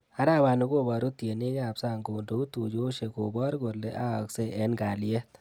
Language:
Kalenjin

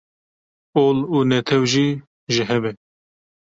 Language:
Kurdish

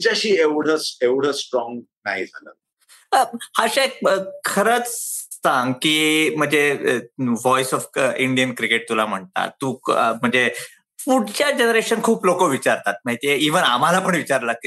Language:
Marathi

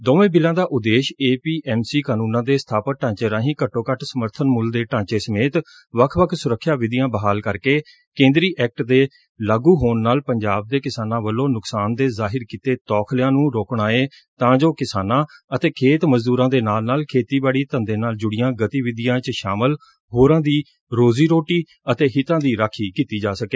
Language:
Punjabi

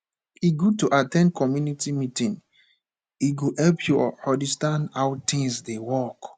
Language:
Nigerian Pidgin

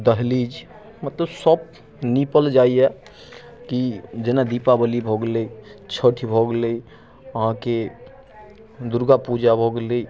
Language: Maithili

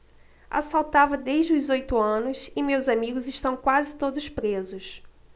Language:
Portuguese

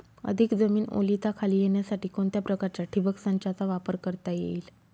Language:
Marathi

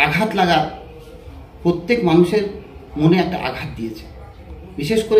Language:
Hindi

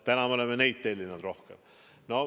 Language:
Estonian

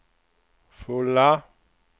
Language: Swedish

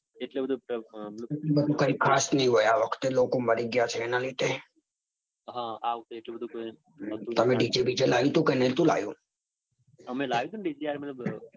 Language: Gujarati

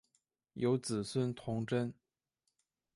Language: Chinese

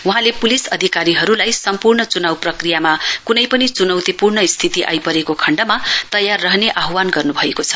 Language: Nepali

